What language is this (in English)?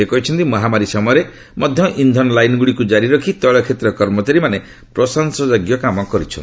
Odia